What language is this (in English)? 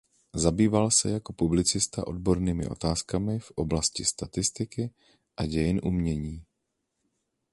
Czech